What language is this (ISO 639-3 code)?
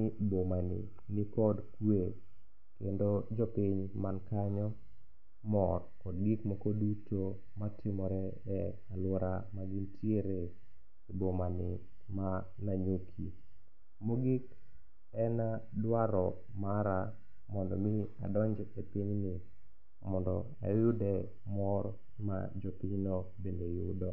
luo